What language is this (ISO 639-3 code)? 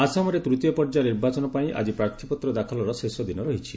ori